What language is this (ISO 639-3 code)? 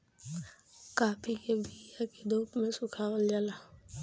bho